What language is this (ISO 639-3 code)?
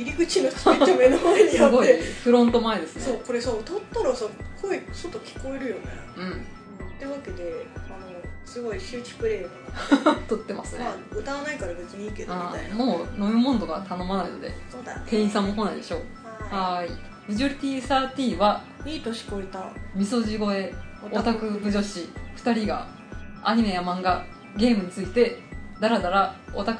jpn